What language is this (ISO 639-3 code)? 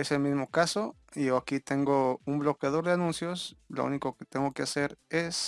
spa